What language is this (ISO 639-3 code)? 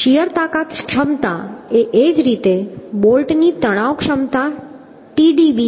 guj